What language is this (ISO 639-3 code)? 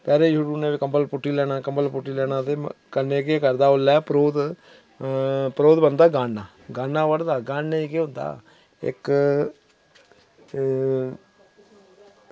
doi